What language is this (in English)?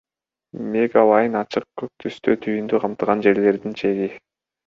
Kyrgyz